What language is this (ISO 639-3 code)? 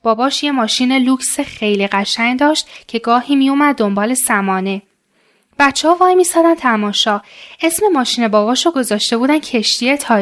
fas